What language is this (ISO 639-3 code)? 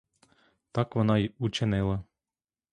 ukr